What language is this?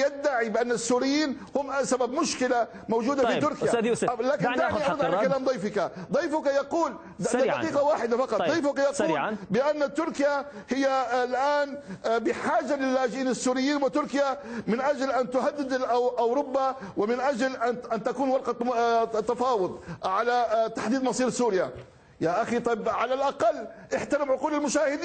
Arabic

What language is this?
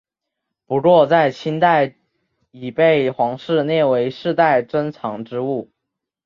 Chinese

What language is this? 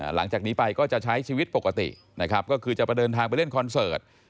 Thai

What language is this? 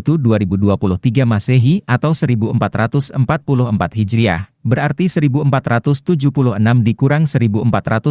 Indonesian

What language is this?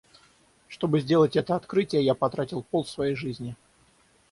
Russian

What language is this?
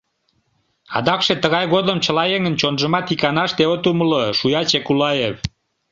Mari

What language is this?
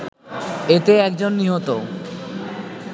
Bangla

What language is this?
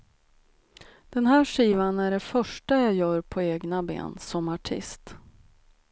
Swedish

